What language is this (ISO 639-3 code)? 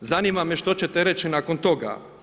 hrv